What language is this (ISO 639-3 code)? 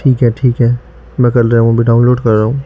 urd